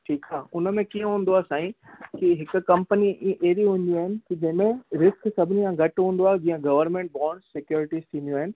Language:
Sindhi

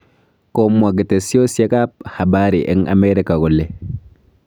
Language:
Kalenjin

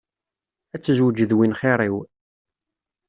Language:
Kabyle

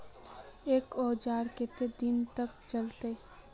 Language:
Magahi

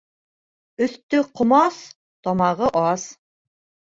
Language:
Bashkir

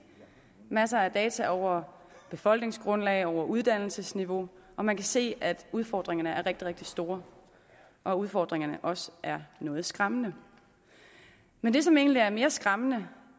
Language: Danish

